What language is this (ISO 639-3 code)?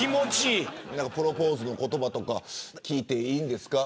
jpn